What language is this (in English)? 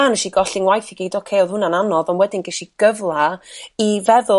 Welsh